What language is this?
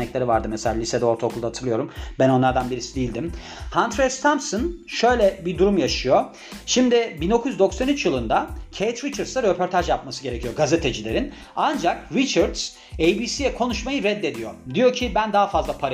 Turkish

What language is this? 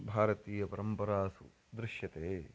Sanskrit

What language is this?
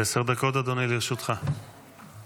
Hebrew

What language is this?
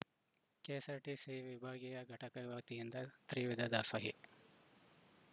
Kannada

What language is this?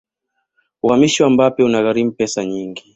Swahili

